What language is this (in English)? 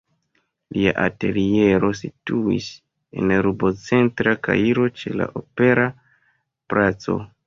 Esperanto